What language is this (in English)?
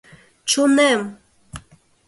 Mari